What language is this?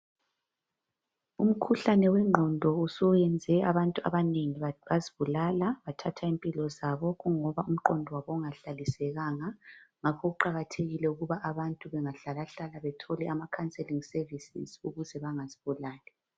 North Ndebele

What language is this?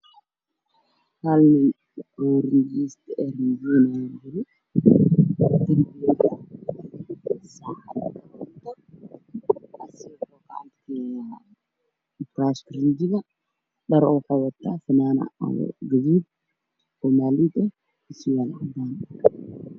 Somali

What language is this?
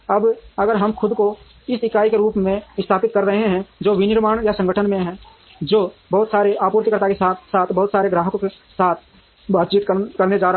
Hindi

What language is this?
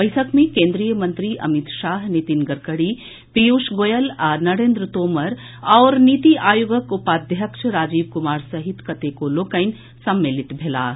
Maithili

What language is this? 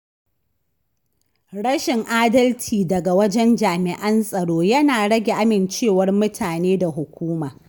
Hausa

